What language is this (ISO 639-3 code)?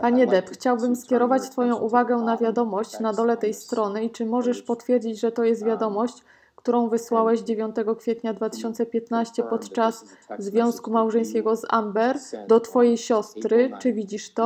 pol